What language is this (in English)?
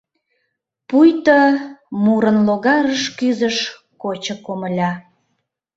Mari